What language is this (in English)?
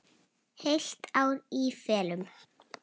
Icelandic